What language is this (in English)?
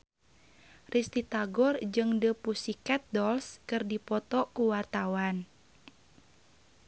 Sundanese